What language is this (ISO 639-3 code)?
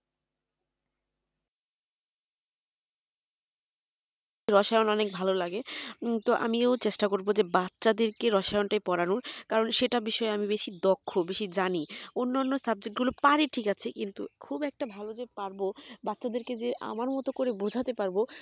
ben